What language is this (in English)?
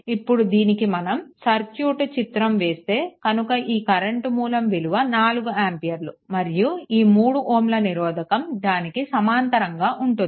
Telugu